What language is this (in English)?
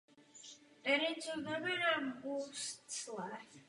Czech